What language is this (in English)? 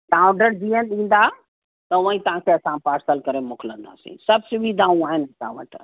Sindhi